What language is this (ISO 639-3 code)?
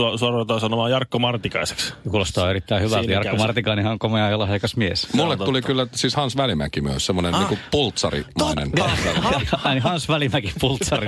fin